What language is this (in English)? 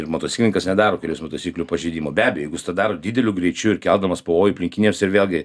Lithuanian